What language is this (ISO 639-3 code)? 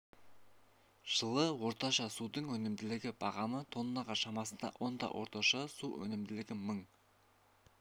kaz